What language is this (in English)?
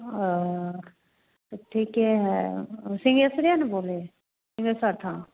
Hindi